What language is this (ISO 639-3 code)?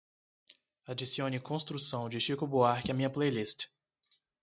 por